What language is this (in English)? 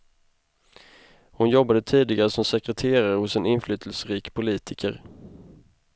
Swedish